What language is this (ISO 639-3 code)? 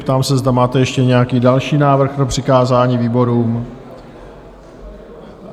ces